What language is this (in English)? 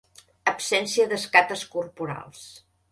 Catalan